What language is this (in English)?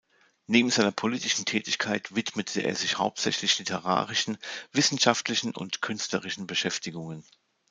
German